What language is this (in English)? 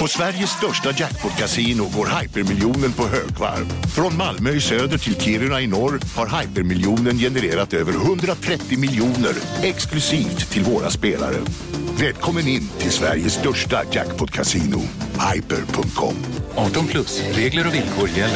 Swedish